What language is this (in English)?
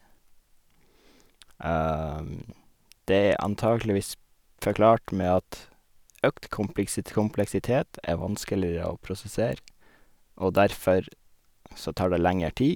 Norwegian